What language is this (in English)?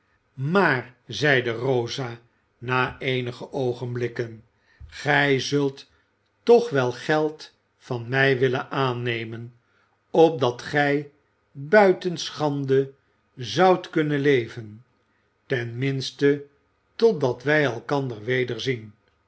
Dutch